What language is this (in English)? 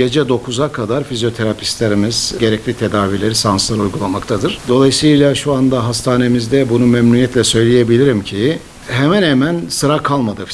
Turkish